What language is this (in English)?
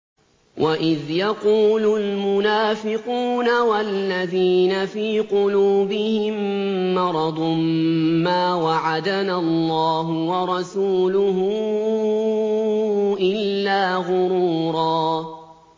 Arabic